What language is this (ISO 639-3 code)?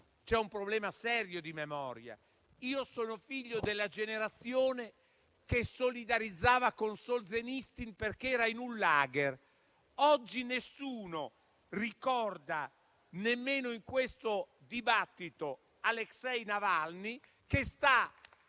ita